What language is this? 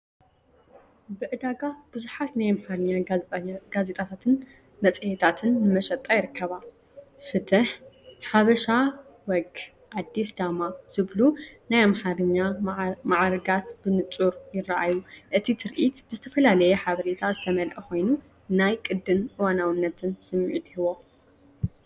Tigrinya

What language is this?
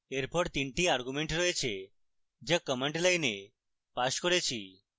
Bangla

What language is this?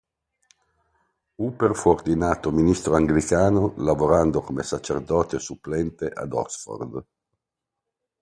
Italian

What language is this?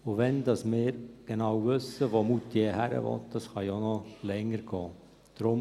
Swiss German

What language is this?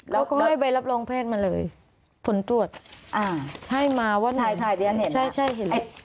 Thai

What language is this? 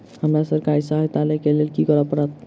Maithili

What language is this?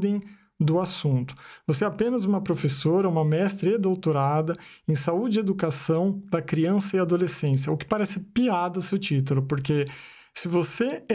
Portuguese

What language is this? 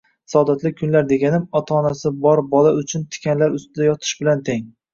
Uzbek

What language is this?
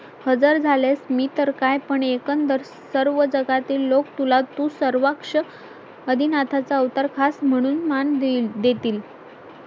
Marathi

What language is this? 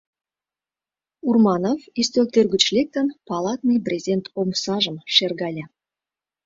Mari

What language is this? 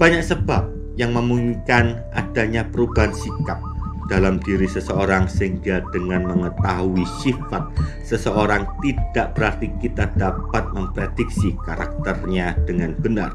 Indonesian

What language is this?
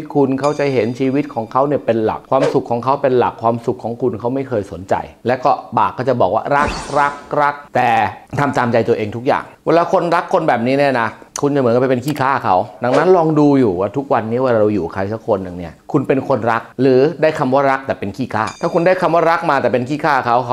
Thai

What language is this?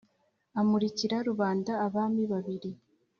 Kinyarwanda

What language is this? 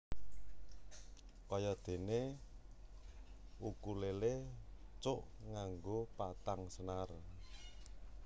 Javanese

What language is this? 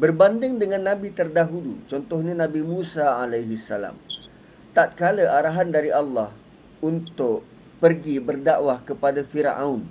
Malay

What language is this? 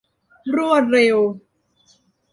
Thai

